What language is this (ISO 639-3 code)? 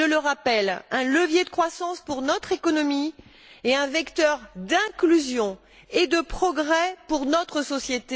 fra